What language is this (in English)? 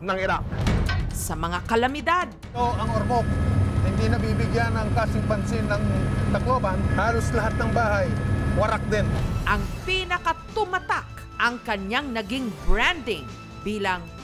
Filipino